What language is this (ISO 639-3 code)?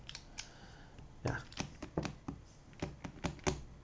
eng